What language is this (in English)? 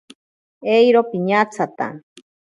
Ashéninka Perené